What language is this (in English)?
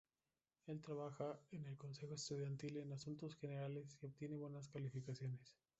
Spanish